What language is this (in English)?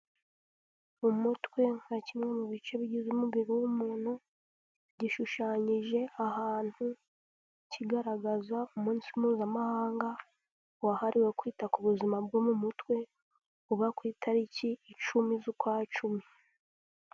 Kinyarwanda